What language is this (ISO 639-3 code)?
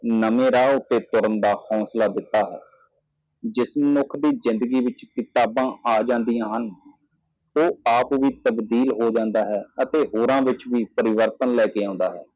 pan